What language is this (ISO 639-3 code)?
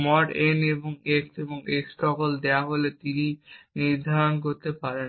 ben